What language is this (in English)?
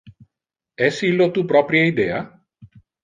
Interlingua